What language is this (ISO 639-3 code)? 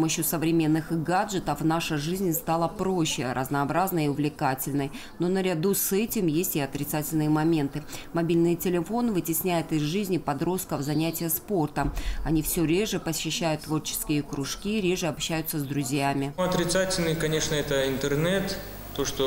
rus